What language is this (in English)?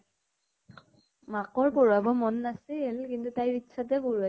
Assamese